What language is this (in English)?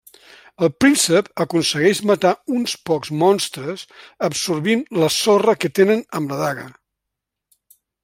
Catalan